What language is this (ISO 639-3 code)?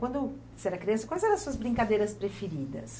por